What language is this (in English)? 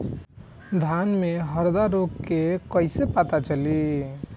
Bhojpuri